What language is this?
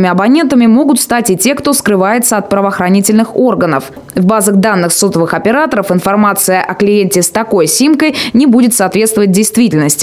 Russian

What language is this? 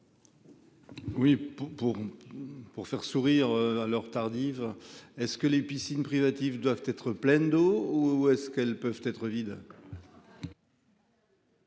French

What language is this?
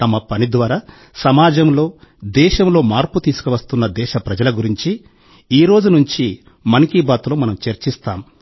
Telugu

